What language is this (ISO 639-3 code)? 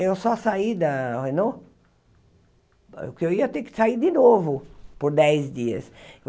por